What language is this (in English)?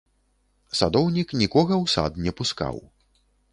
Belarusian